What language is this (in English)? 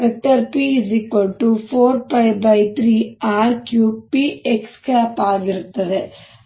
Kannada